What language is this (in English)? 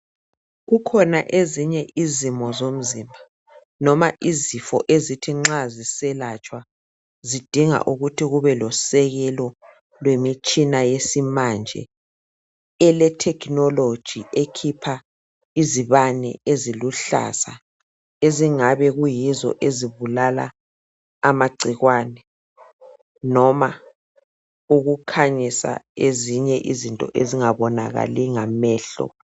North Ndebele